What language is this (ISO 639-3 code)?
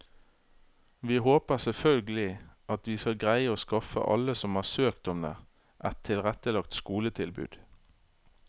nor